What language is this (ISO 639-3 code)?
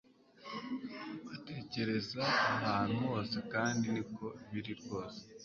kin